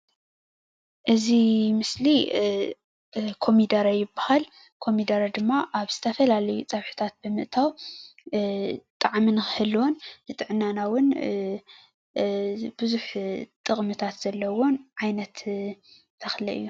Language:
Tigrinya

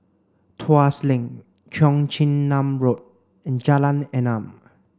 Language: English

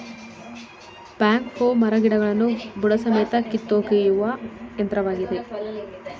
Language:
Kannada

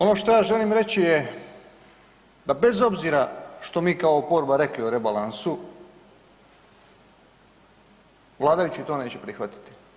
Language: Croatian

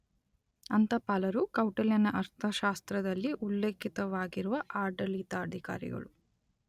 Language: Kannada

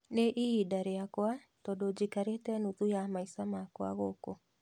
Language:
Kikuyu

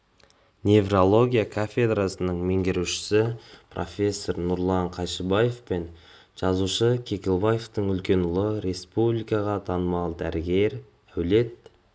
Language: Kazakh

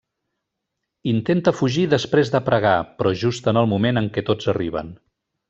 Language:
Catalan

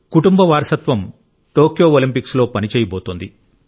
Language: Telugu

